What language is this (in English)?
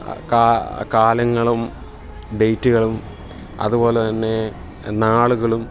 Malayalam